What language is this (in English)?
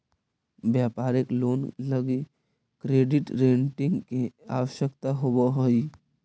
Magahi